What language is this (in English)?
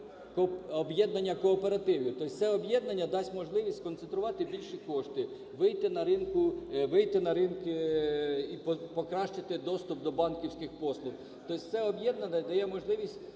Ukrainian